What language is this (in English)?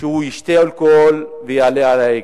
Hebrew